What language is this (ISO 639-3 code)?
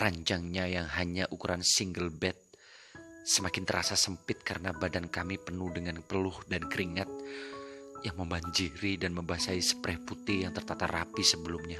ind